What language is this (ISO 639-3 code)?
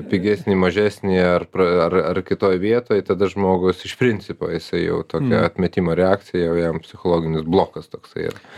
lit